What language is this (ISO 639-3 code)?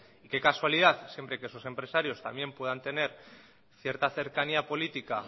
spa